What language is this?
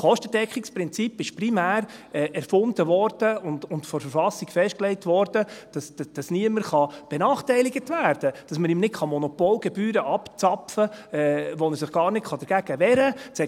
Swiss German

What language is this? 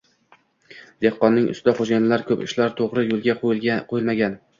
Uzbek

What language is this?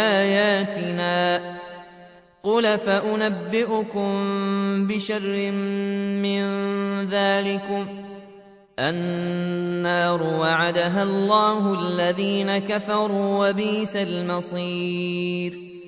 Arabic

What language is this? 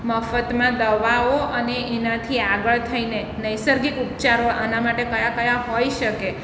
Gujarati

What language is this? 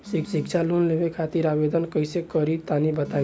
Bhojpuri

